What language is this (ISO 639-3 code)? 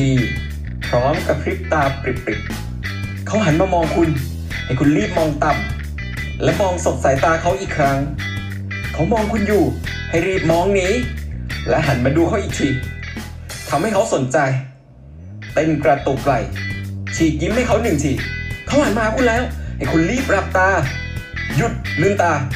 tha